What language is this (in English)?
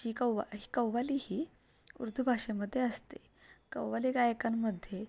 Marathi